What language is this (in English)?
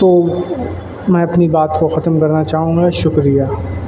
Urdu